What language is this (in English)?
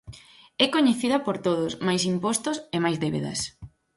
Galician